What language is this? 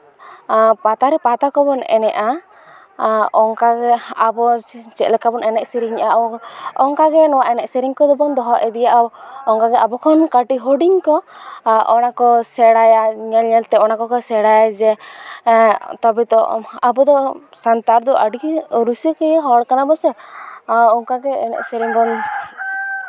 Santali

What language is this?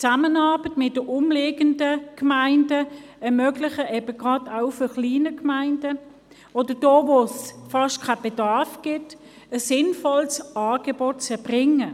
Swiss German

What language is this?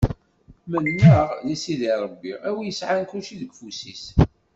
Kabyle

